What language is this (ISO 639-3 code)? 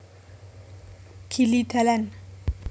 jav